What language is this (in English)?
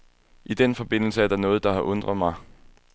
Danish